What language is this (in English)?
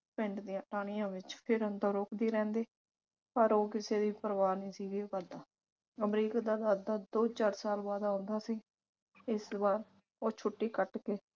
Punjabi